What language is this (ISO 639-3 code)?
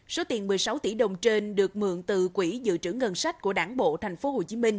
vie